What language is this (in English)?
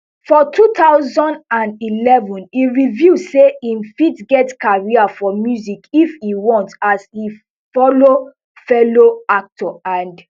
Nigerian Pidgin